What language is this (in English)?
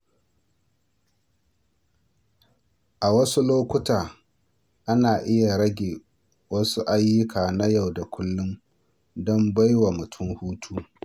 Hausa